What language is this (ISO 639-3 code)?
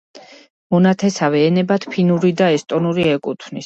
kat